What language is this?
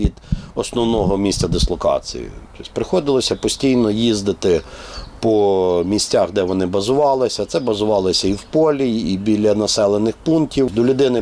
Ukrainian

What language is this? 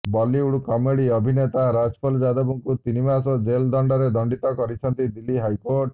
Odia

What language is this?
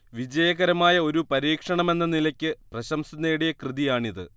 Malayalam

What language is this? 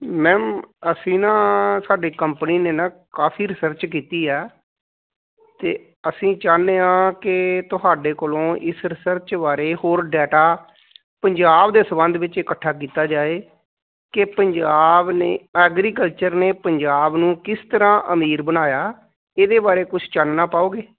Punjabi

